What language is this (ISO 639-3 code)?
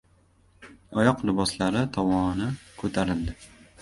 uzb